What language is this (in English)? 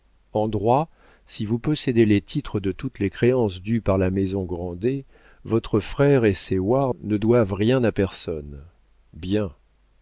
French